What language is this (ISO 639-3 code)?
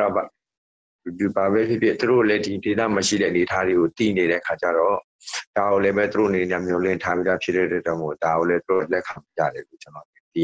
tha